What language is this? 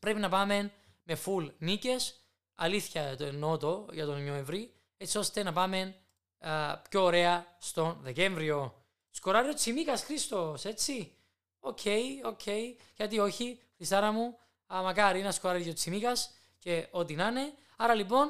Greek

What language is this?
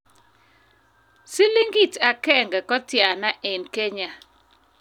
Kalenjin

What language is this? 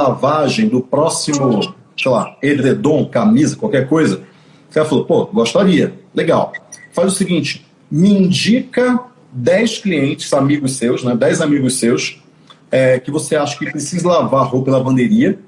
Portuguese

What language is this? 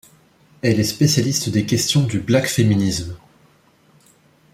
French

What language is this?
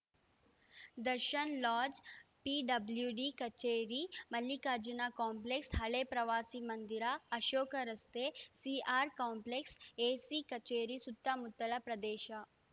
Kannada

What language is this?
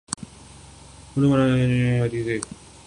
Urdu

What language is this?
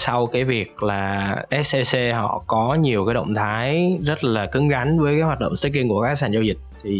Vietnamese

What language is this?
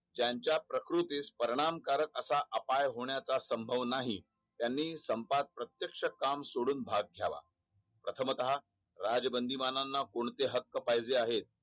Marathi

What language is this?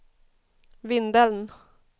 Swedish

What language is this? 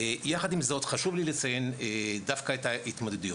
Hebrew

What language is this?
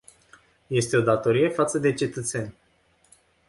Romanian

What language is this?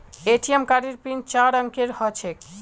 Magahi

